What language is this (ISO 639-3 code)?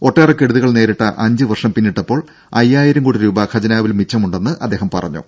mal